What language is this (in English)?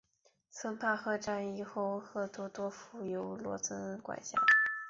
Chinese